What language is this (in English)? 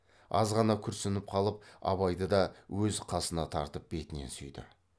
Kazakh